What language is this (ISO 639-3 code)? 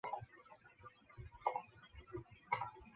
zho